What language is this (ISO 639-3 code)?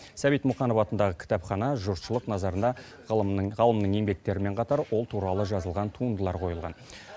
kaz